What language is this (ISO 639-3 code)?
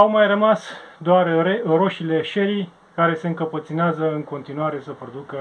ron